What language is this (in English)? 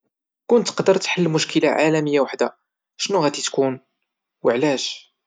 Moroccan Arabic